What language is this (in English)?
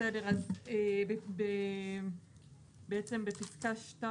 Hebrew